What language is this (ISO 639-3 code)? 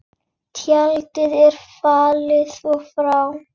isl